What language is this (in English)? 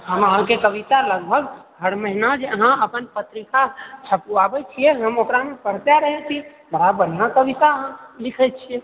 Maithili